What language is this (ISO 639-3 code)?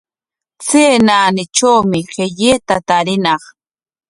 qwa